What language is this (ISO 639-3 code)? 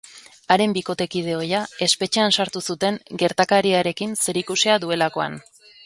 eus